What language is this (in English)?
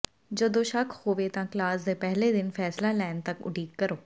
Punjabi